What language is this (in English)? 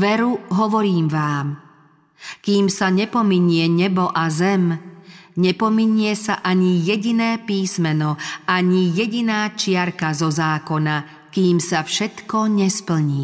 Slovak